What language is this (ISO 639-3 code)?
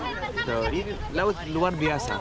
ind